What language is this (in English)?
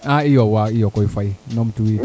Serer